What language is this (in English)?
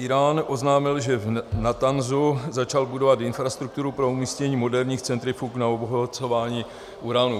Czech